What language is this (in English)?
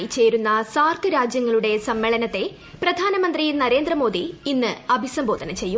Malayalam